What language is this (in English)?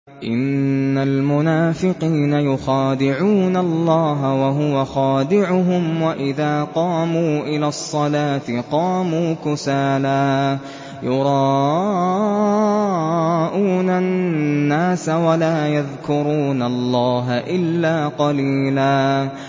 Arabic